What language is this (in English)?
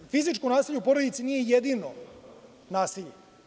Serbian